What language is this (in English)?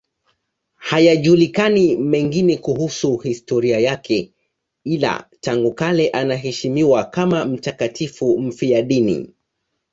Swahili